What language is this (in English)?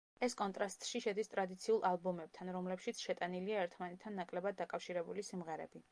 Georgian